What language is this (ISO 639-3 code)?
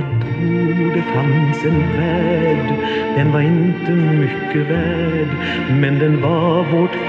swe